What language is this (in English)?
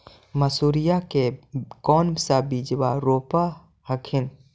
Magahi